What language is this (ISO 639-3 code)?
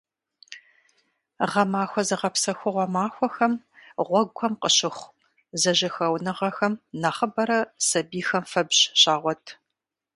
kbd